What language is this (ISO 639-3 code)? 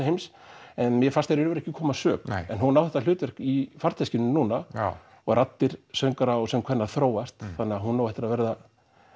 isl